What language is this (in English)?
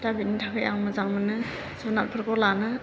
Bodo